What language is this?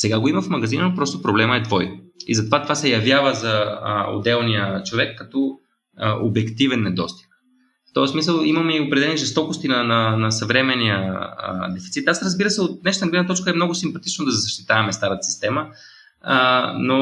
Bulgarian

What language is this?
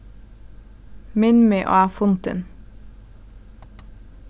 Faroese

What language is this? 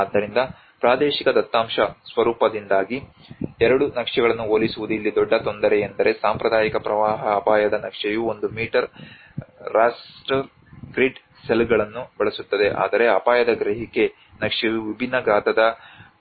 Kannada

